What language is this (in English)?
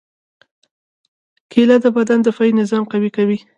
Pashto